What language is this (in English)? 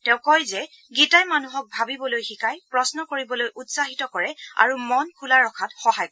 Assamese